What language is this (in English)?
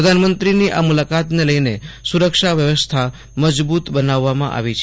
Gujarati